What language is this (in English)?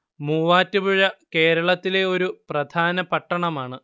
Malayalam